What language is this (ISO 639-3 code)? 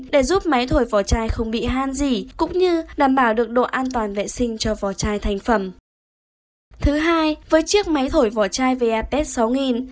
vie